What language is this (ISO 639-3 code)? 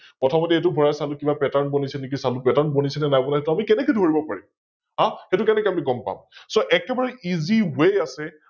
asm